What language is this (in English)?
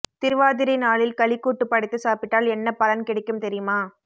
Tamil